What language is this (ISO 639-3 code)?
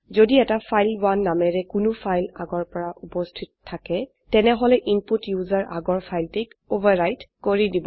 asm